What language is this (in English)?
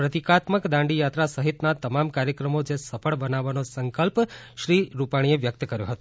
Gujarati